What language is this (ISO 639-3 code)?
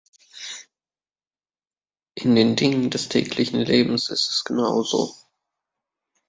deu